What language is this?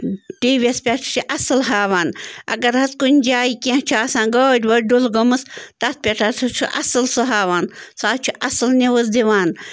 Kashmiri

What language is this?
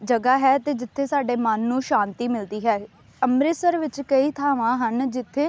Punjabi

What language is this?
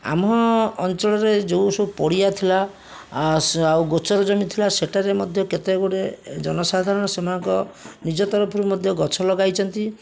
Odia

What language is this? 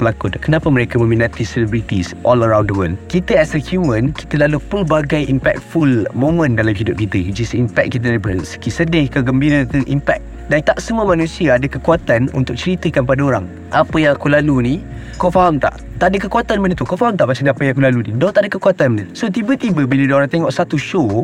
Malay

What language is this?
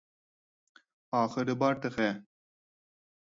Uyghur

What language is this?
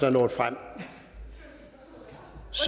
Danish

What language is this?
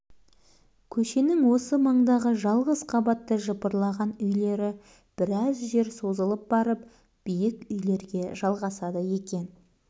Kazakh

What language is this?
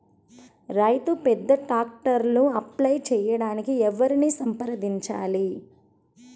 Telugu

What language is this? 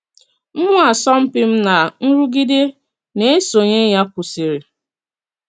Igbo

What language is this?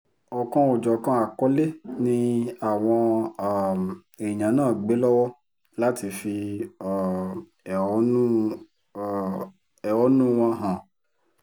Yoruba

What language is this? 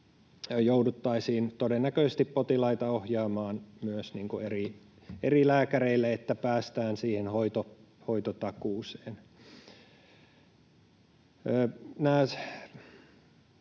Finnish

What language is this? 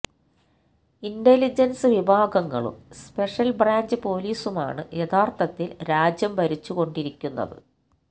Malayalam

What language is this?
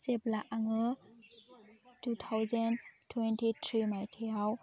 Bodo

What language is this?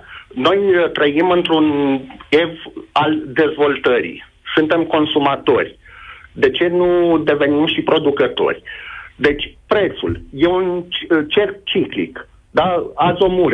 Romanian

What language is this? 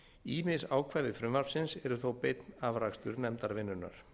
Icelandic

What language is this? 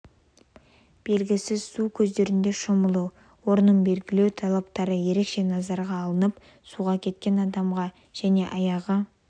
Kazakh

